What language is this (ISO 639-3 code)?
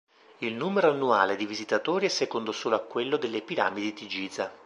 ita